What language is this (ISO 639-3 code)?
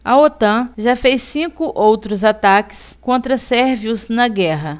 por